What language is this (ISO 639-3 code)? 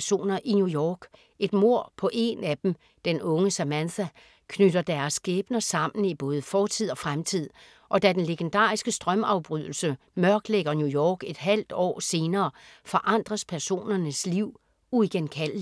dan